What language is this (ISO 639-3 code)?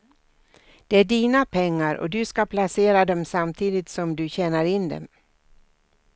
swe